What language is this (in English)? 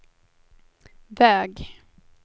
Swedish